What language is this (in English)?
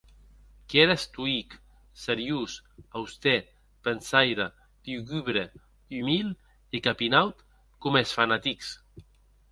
Occitan